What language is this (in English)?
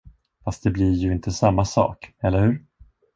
Swedish